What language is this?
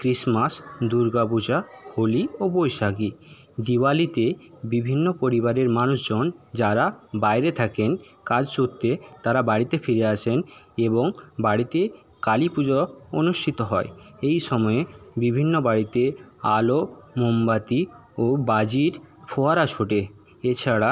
Bangla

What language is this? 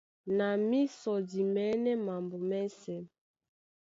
Duala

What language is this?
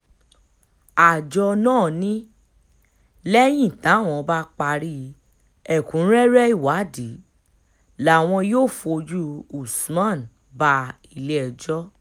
Yoruba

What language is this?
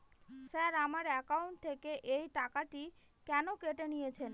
Bangla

